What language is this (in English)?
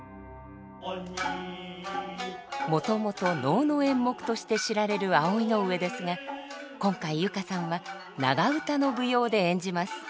Japanese